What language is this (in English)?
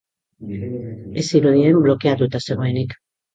Basque